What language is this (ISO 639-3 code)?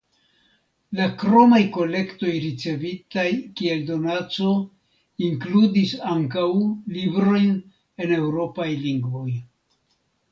epo